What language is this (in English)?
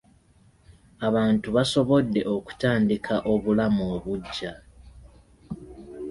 Ganda